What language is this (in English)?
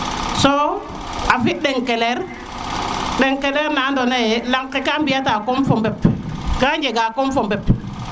Serer